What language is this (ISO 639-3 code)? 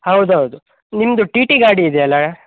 kan